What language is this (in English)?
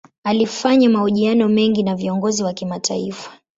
Swahili